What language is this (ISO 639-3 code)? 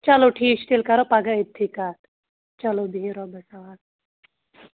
kas